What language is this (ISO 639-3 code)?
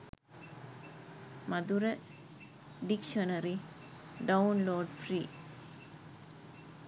sin